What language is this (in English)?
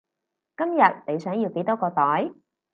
Cantonese